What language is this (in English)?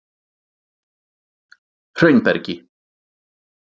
Icelandic